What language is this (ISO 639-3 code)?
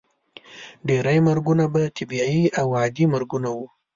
pus